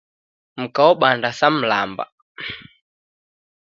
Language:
Taita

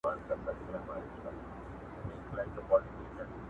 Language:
Pashto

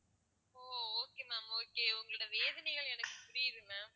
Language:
Tamil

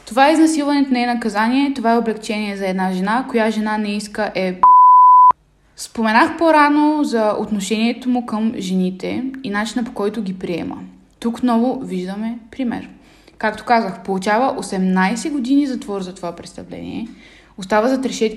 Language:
Bulgarian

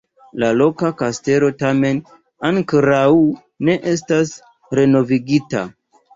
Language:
Esperanto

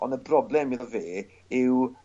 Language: Welsh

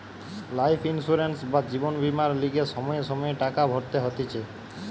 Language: Bangla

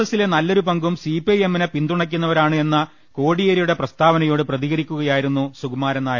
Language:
Malayalam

